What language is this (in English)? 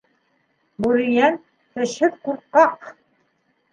Bashkir